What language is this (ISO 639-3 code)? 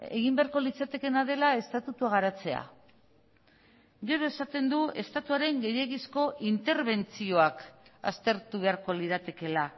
eus